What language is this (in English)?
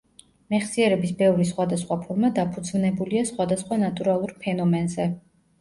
Georgian